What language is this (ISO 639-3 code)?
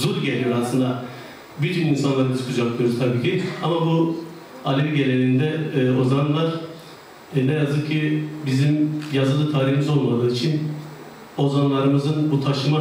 tur